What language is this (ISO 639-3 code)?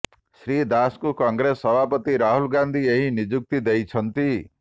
ori